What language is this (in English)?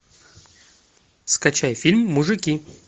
Russian